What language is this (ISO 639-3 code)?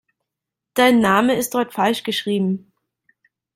deu